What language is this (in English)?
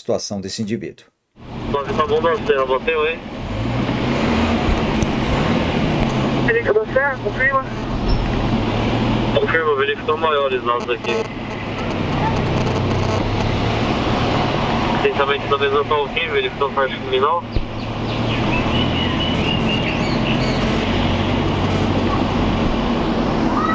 Portuguese